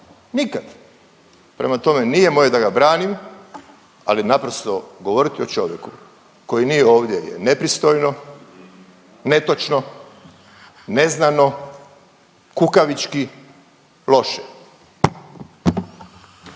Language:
Croatian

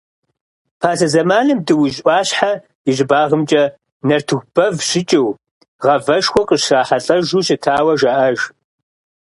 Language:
Kabardian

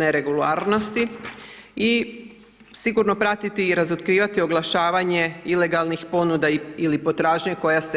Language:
Croatian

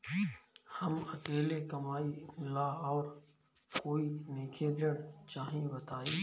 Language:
Bhojpuri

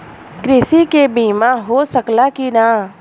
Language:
Bhojpuri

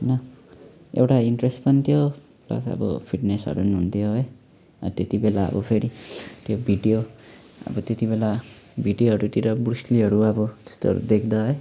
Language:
Nepali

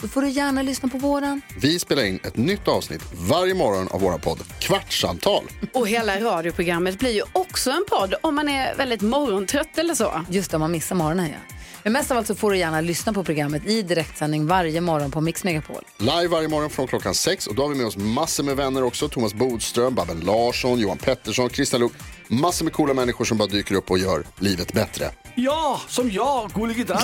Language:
Swedish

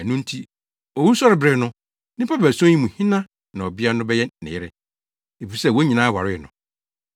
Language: Akan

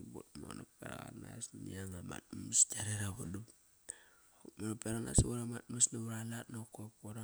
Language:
Kairak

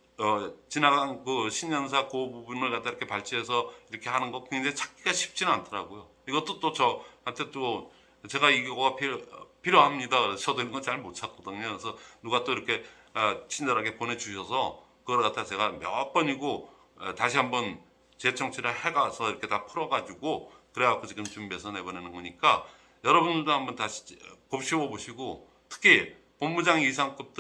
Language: Korean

